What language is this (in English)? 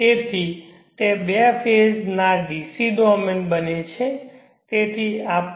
Gujarati